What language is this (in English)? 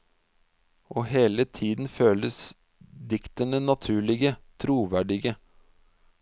Norwegian